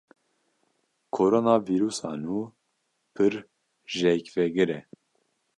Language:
Kurdish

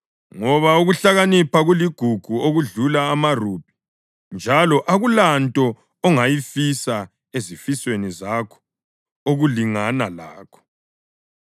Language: North Ndebele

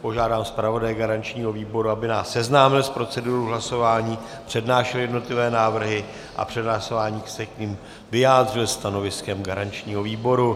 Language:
Czech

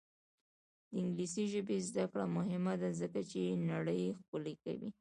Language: Pashto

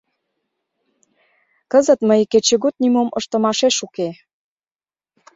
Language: Mari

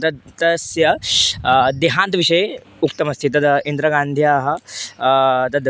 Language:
Sanskrit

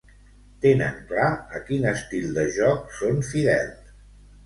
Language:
Catalan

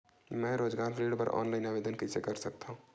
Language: Chhattisgarhi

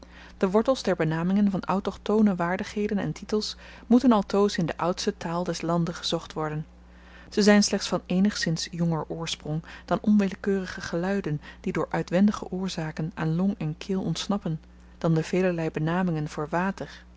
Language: Dutch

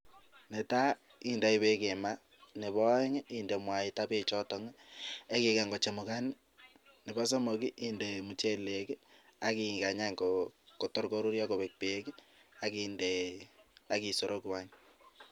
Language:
Kalenjin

